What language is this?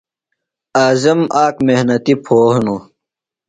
Phalura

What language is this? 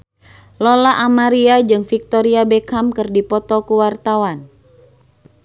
Sundanese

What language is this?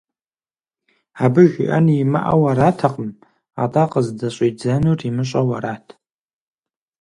Kabardian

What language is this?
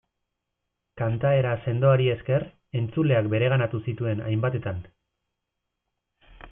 Basque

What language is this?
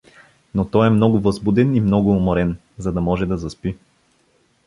Bulgarian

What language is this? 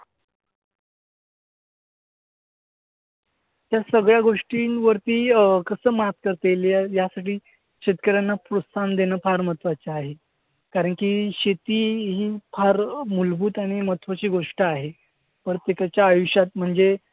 Marathi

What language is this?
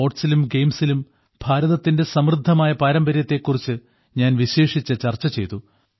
Malayalam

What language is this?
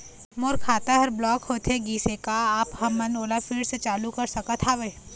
Chhattisgarhi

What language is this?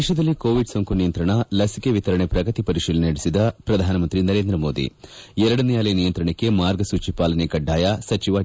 Kannada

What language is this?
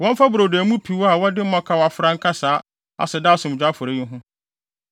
Akan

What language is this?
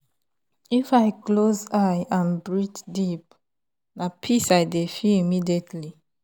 Nigerian Pidgin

